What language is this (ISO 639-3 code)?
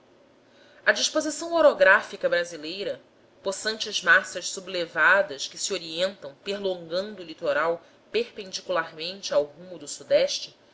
por